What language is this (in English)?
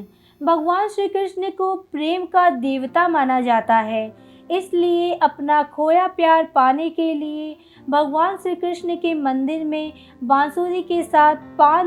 Hindi